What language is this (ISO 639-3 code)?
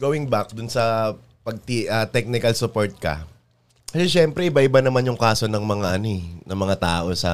fil